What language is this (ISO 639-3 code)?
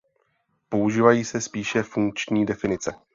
ces